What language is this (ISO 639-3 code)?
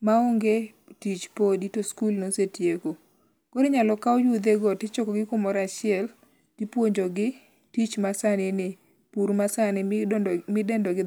luo